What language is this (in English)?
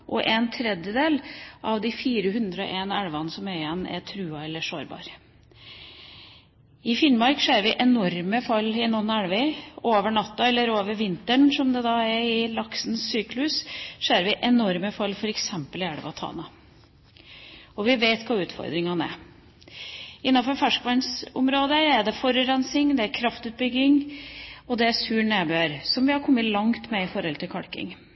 Norwegian Bokmål